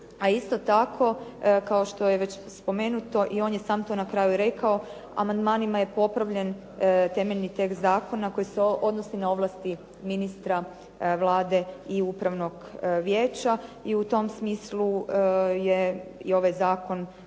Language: Croatian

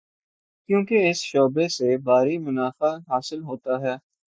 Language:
Urdu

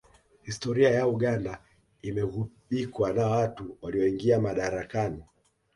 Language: Swahili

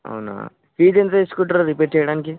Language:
Telugu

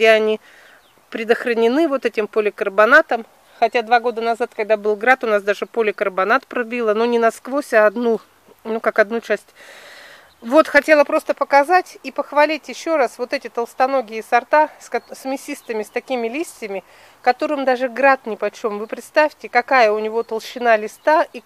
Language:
Russian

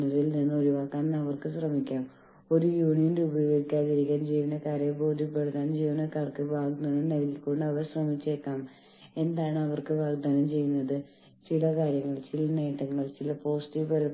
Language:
Malayalam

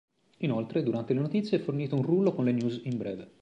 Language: Italian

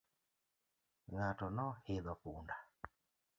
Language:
Luo (Kenya and Tanzania)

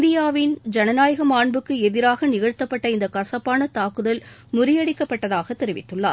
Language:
Tamil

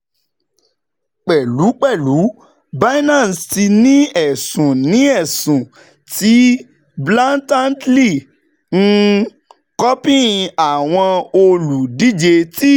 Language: Yoruba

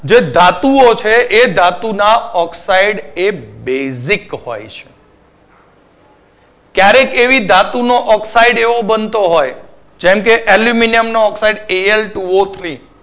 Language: Gujarati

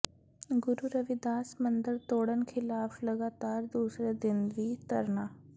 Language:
Punjabi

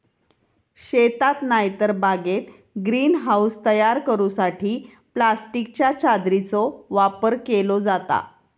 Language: Marathi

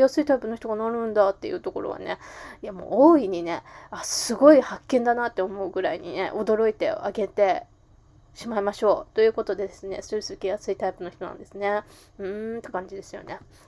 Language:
Japanese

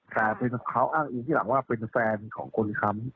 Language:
Thai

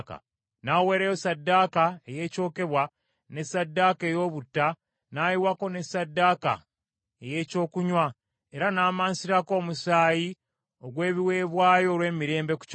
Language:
Ganda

